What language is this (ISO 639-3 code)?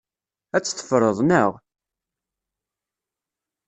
kab